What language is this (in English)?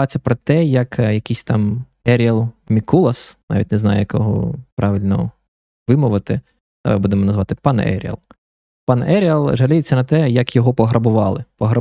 Ukrainian